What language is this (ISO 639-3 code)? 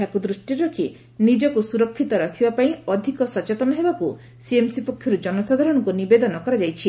ori